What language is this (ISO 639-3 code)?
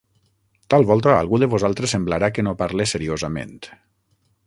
cat